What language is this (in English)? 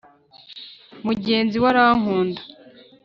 Kinyarwanda